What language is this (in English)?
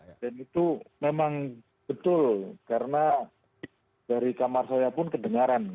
Indonesian